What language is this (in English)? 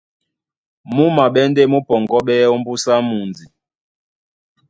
Duala